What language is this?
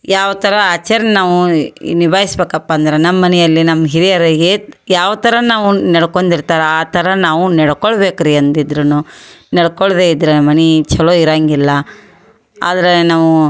Kannada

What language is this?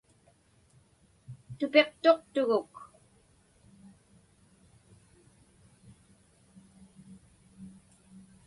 Inupiaq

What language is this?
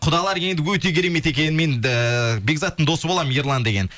Kazakh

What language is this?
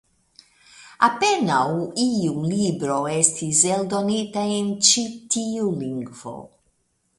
Esperanto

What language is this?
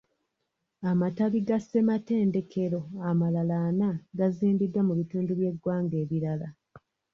Ganda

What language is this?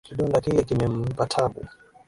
Swahili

